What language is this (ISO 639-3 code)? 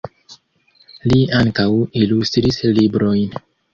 epo